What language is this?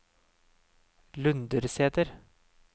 Norwegian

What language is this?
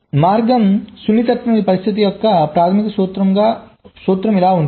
Telugu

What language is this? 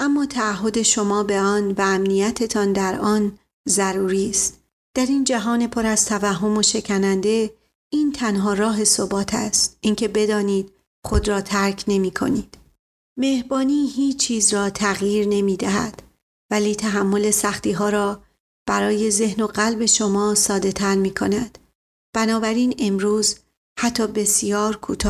Persian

